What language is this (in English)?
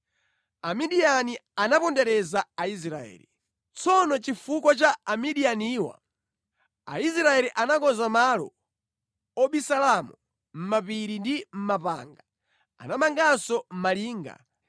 Nyanja